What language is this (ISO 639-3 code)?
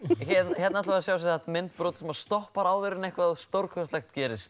isl